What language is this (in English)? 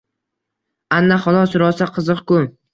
Uzbek